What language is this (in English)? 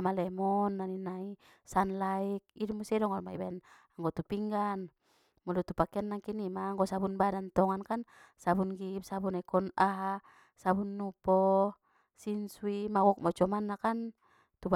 Batak Mandailing